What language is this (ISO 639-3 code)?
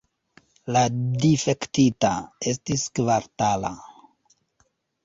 epo